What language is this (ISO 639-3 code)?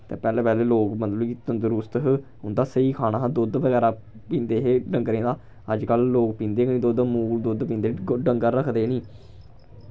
doi